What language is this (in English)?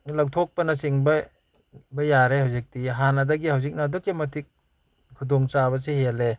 Manipuri